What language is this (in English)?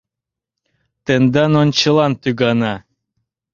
Mari